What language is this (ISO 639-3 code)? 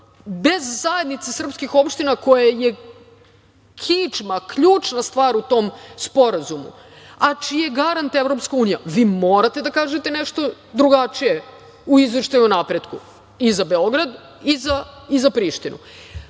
srp